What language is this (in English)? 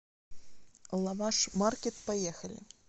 Russian